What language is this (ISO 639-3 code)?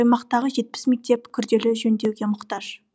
kaz